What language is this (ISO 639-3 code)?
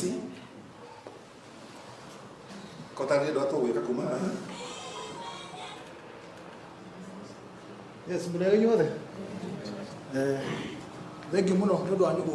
ind